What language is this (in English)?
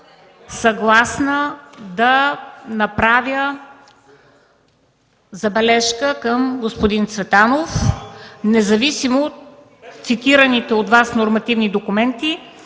Bulgarian